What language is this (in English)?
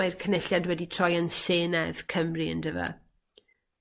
Welsh